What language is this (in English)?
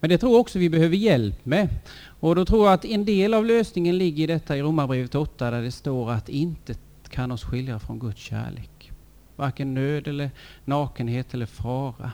Swedish